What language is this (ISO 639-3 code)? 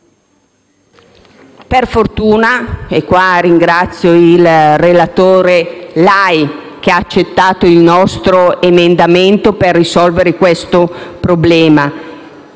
ita